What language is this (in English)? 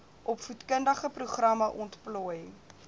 Afrikaans